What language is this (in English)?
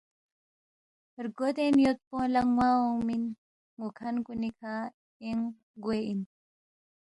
Balti